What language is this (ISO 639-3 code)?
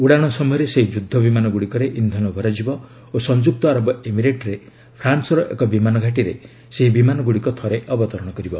ori